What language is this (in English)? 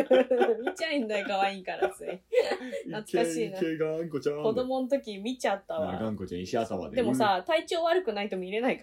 Japanese